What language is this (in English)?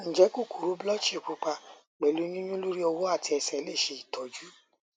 Yoruba